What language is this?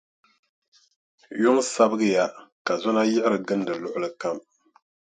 Dagbani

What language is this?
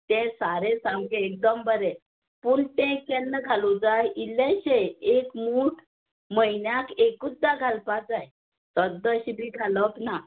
Konkani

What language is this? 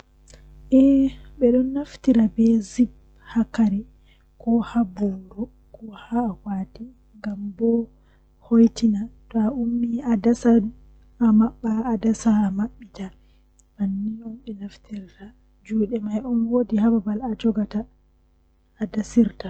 Western Niger Fulfulde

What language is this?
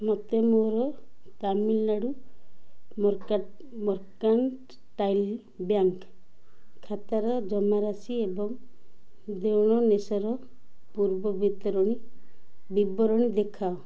Odia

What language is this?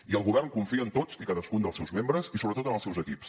Catalan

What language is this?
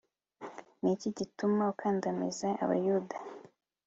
Kinyarwanda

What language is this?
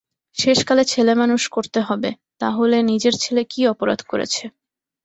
Bangla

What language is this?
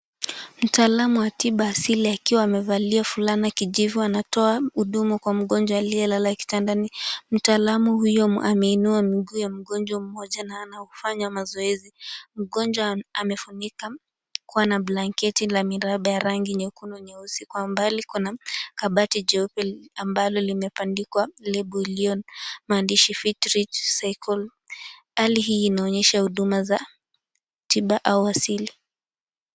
Swahili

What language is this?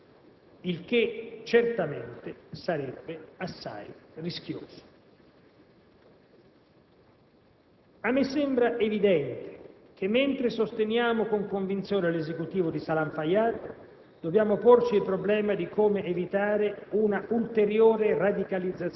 Italian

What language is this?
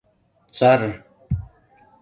Domaaki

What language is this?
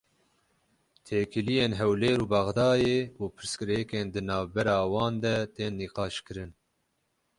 Kurdish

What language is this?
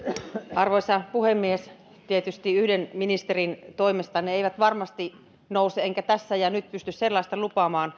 Finnish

